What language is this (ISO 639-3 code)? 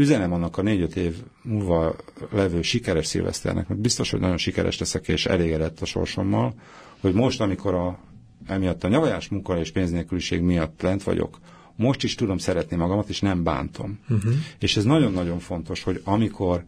hun